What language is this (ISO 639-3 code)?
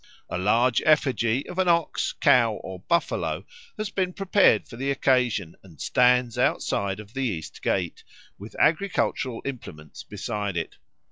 eng